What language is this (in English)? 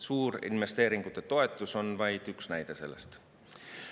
Estonian